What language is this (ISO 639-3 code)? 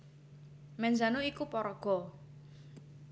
jav